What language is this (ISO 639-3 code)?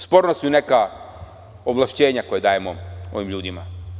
srp